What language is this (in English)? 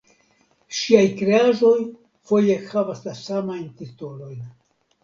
Esperanto